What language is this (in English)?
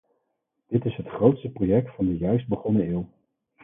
Dutch